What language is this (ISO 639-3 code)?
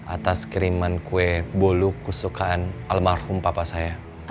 ind